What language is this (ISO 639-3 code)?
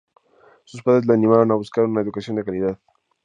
spa